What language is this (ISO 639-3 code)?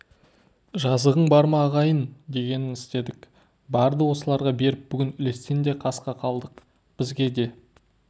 kaz